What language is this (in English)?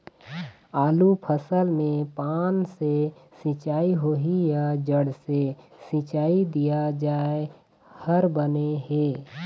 Chhattisgarhi